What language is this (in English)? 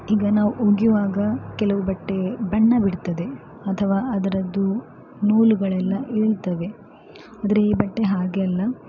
Kannada